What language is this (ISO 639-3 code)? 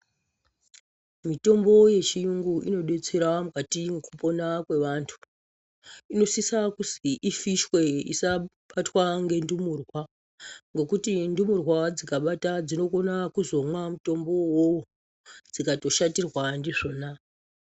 ndc